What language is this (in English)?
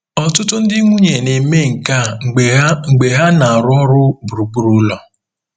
Igbo